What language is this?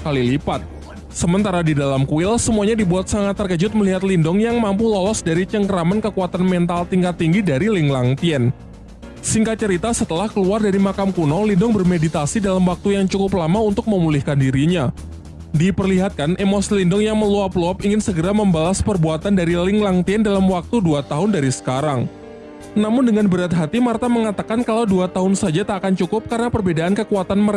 Indonesian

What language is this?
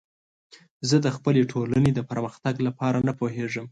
Pashto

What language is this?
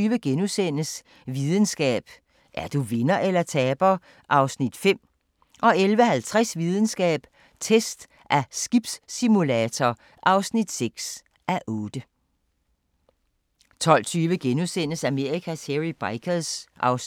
Danish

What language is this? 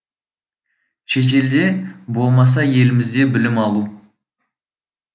Kazakh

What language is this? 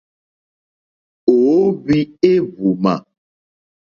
Mokpwe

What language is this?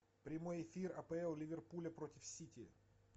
Russian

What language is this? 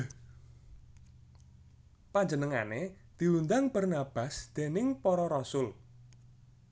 Javanese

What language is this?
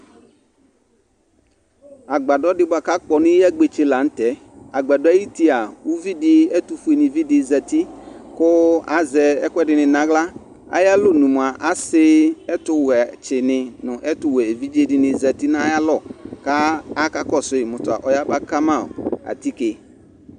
Ikposo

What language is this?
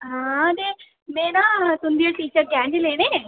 Dogri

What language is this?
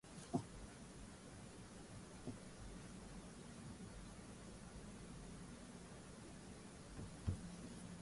Swahili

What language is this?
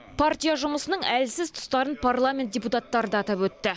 Kazakh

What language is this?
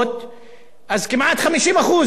Hebrew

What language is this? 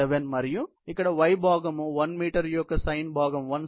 Telugu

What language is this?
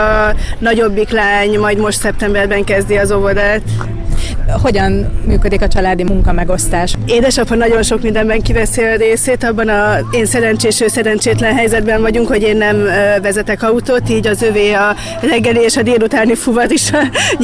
Hungarian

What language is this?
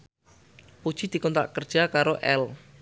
Javanese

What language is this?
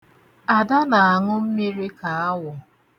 Igbo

